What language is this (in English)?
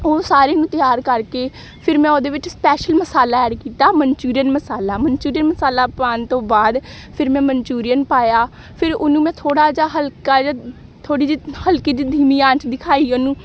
Punjabi